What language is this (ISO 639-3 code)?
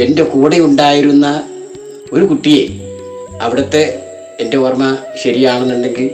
mal